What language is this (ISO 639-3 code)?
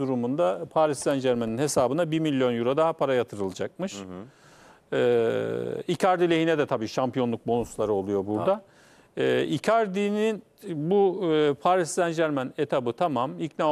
tur